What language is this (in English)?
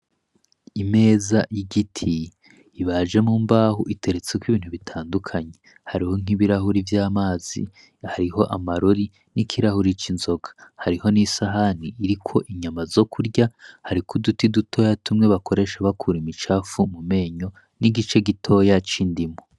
Rundi